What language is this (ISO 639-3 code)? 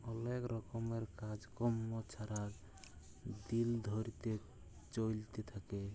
ben